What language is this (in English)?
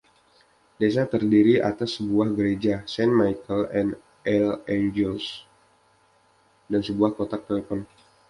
Indonesian